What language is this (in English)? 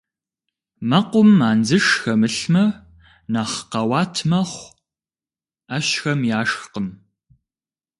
Kabardian